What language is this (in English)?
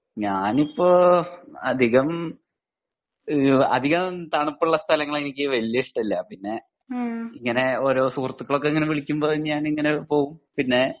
Malayalam